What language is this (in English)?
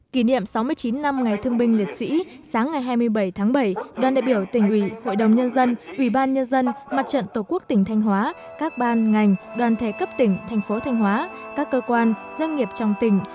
Vietnamese